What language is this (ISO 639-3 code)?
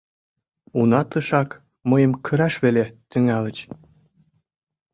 chm